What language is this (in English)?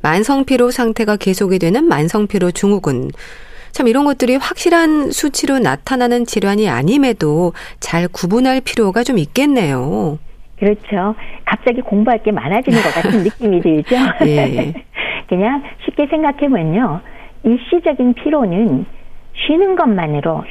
Korean